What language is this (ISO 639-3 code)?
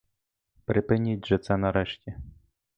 ukr